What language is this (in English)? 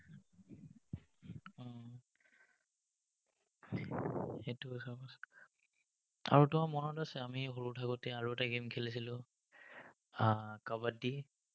Assamese